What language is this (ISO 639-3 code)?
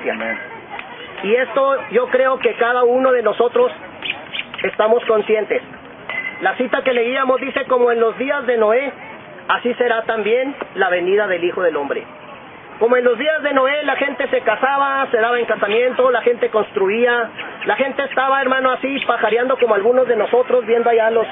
spa